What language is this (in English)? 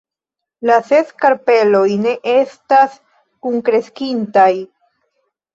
Esperanto